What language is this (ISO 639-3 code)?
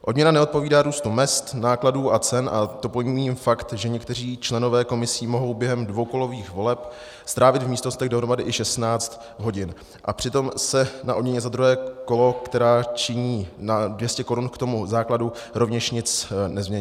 ces